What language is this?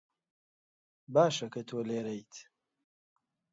Central Kurdish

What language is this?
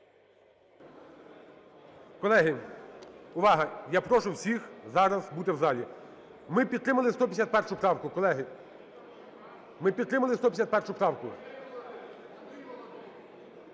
Ukrainian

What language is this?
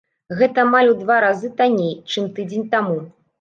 Belarusian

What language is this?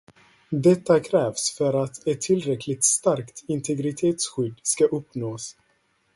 Swedish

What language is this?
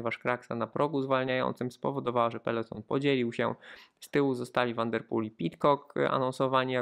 Polish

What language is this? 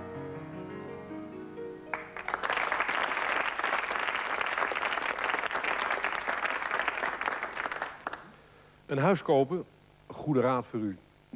Dutch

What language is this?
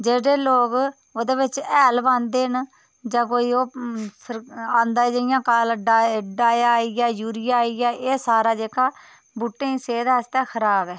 Dogri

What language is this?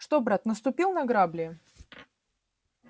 Russian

